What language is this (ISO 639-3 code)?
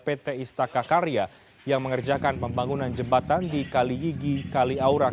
ind